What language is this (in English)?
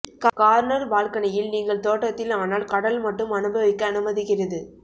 Tamil